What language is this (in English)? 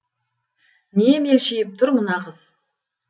Kazakh